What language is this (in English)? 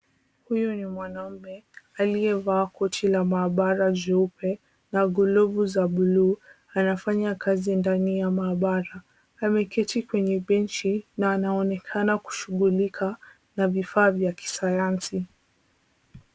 Swahili